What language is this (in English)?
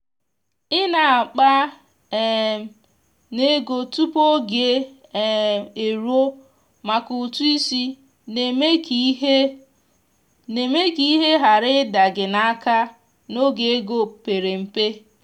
Igbo